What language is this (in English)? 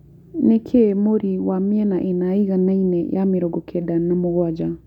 Kikuyu